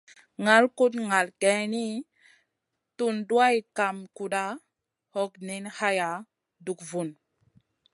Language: Masana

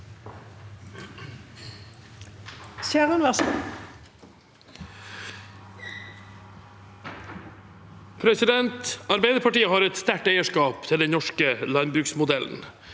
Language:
Norwegian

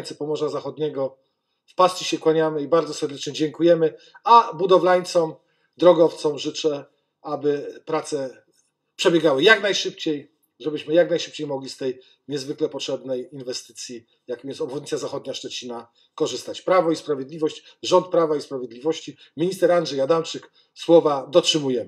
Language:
Polish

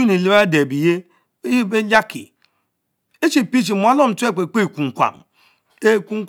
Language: Mbe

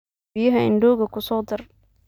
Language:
Somali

